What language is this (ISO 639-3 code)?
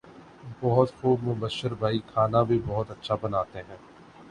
urd